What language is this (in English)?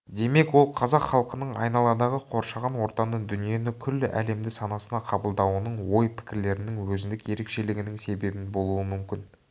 Kazakh